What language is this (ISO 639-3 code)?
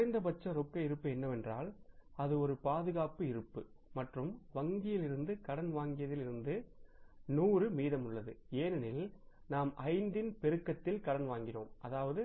tam